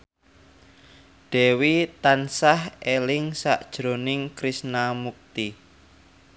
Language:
Javanese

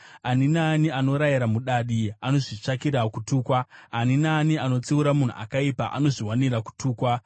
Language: Shona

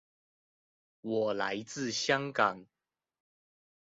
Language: Chinese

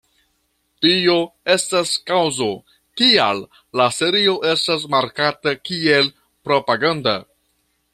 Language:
Esperanto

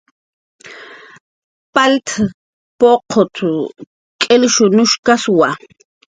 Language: Jaqaru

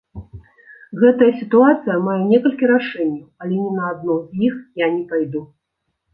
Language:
Belarusian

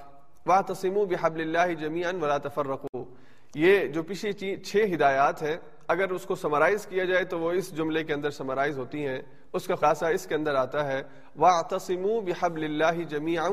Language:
Urdu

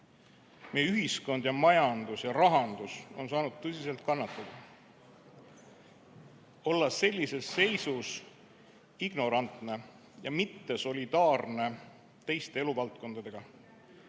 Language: Estonian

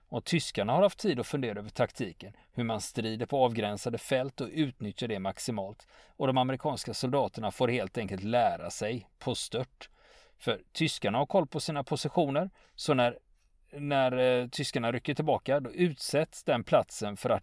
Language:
Swedish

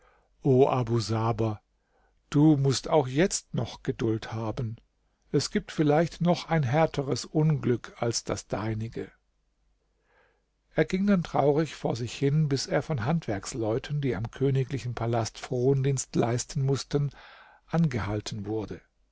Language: German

